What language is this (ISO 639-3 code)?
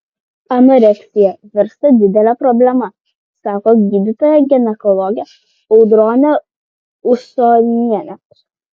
lit